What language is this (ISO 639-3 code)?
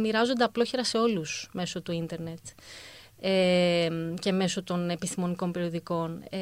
ell